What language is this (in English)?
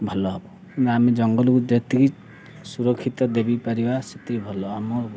Odia